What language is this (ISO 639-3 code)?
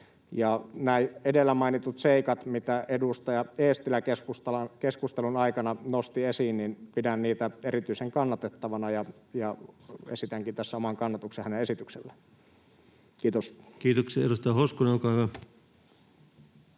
fin